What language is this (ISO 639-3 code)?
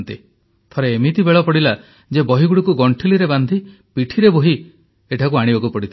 ori